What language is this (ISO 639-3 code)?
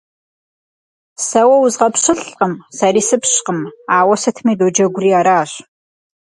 kbd